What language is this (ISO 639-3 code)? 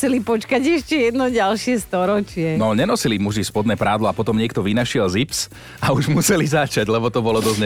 slk